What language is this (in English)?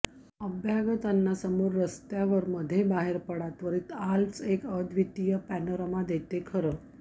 Marathi